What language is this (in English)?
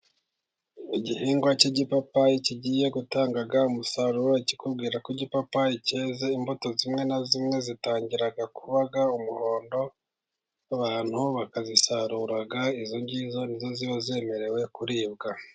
Kinyarwanda